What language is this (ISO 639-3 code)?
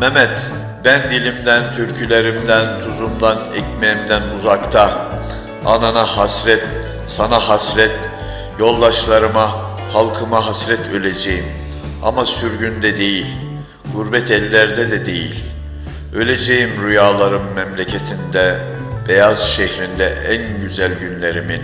tur